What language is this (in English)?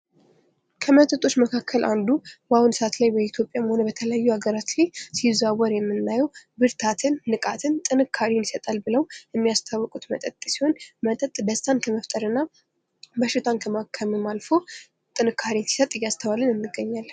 Amharic